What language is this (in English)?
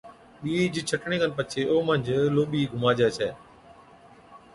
Od